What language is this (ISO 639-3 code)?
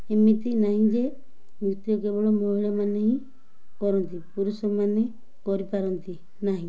ori